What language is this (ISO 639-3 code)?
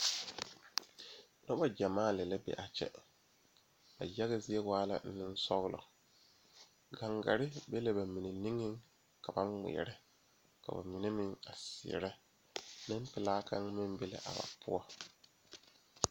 dga